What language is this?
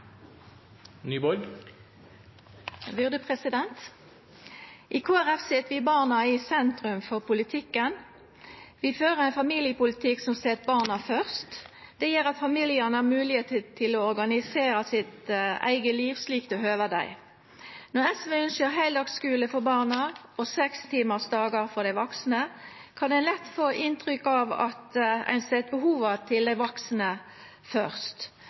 Norwegian Nynorsk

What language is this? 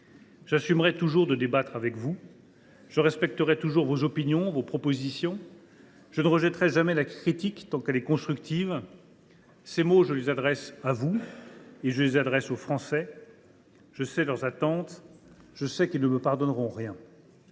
French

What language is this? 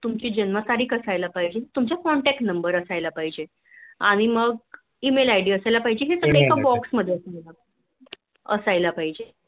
Marathi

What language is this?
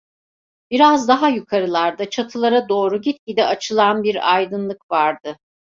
Turkish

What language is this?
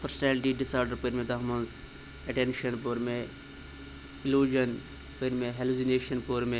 Kashmiri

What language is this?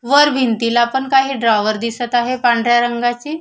Marathi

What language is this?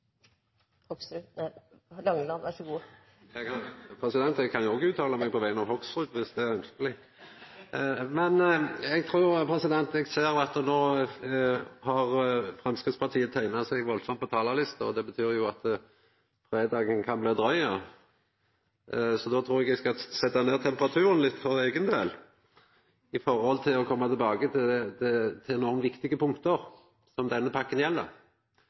Norwegian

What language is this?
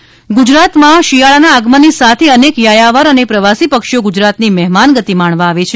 Gujarati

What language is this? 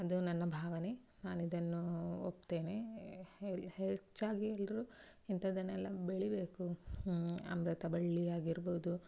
Kannada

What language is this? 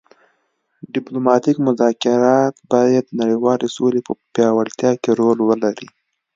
Pashto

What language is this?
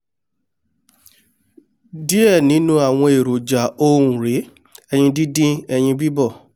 Yoruba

